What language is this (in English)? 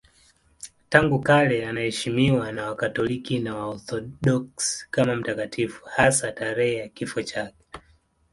Swahili